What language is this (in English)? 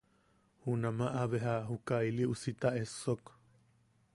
Yaqui